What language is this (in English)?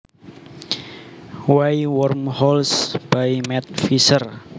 Javanese